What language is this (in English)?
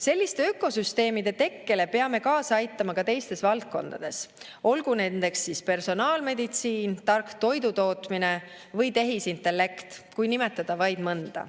Estonian